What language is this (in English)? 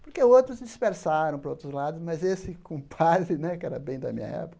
Portuguese